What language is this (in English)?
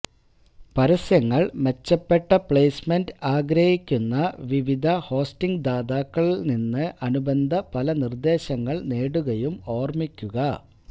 Malayalam